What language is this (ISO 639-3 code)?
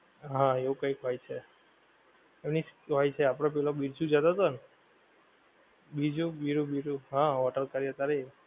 guj